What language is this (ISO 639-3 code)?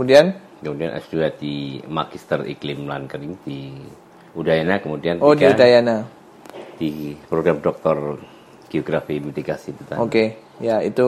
ind